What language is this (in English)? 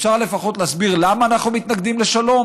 Hebrew